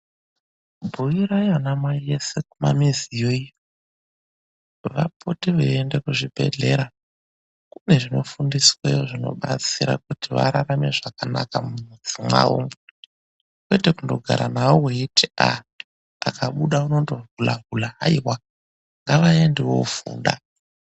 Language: Ndau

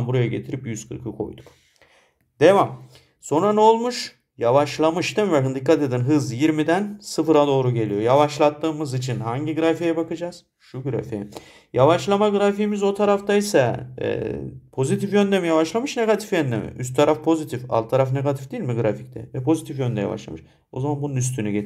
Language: Turkish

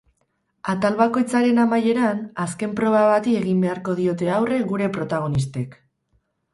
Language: Basque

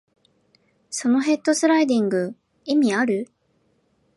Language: Japanese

